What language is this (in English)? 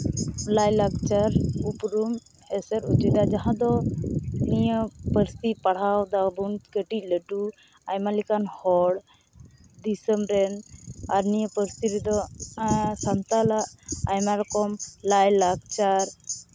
Santali